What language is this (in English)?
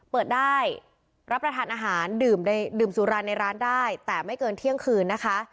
Thai